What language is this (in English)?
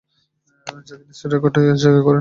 Bangla